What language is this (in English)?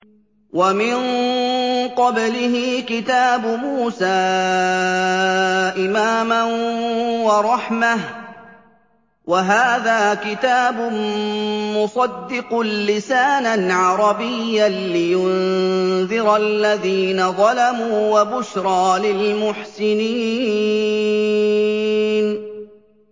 Arabic